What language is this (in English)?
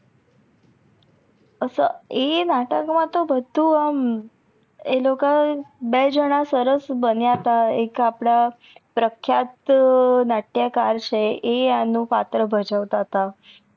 Gujarati